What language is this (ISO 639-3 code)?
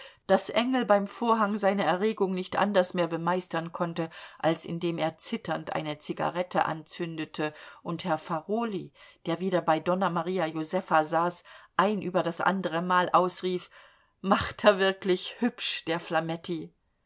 deu